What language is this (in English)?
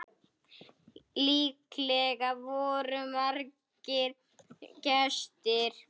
Icelandic